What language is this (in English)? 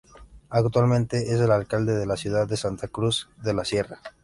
Spanish